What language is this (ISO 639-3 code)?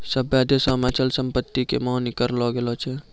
mai